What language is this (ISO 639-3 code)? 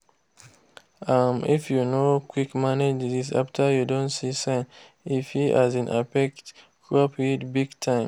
pcm